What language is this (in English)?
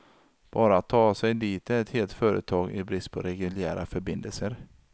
Swedish